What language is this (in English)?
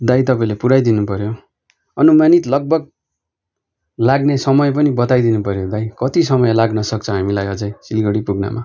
Nepali